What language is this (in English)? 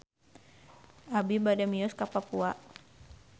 Sundanese